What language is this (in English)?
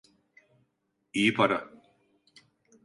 Turkish